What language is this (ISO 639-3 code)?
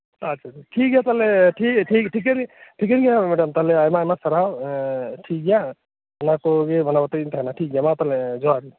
sat